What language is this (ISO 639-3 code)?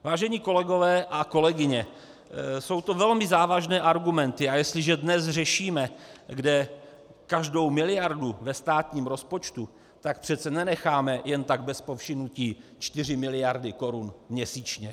ces